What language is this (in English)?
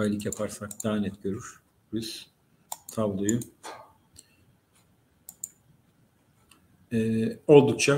Turkish